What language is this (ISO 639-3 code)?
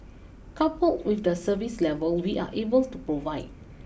eng